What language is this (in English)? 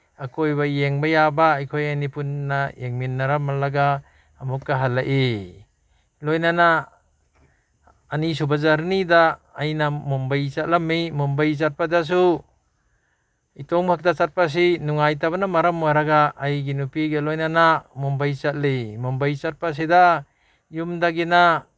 Manipuri